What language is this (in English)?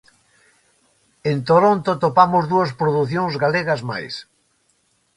Galician